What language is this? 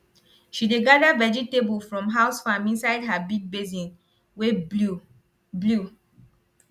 Nigerian Pidgin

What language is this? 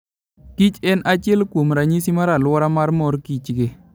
Luo (Kenya and Tanzania)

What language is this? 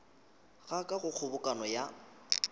Northern Sotho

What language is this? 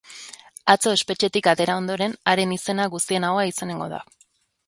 Basque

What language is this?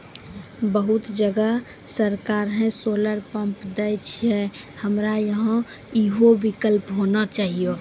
Maithili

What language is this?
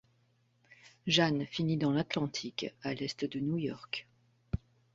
French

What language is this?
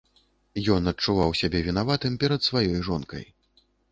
Belarusian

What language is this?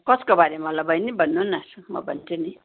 Nepali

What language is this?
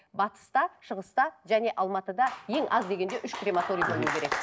Kazakh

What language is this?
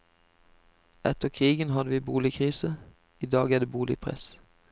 Norwegian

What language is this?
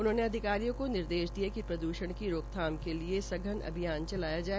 Hindi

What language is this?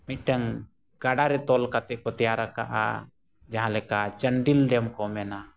Santali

